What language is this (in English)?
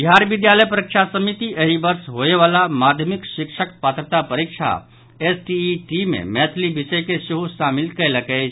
Maithili